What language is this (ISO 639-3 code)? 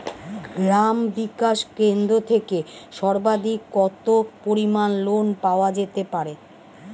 ben